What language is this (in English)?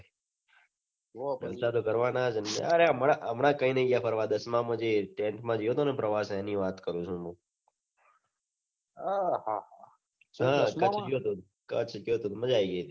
Gujarati